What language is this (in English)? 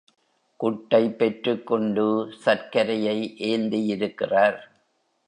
Tamil